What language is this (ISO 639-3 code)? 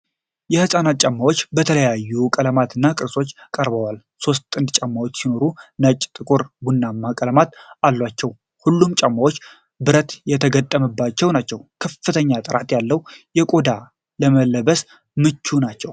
amh